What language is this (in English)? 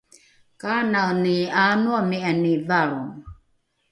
Rukai